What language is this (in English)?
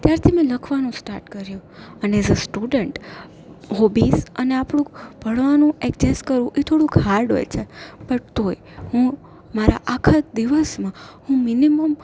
Gujarati